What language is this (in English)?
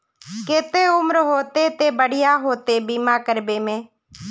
Magahi